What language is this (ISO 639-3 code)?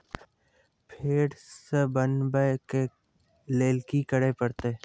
mai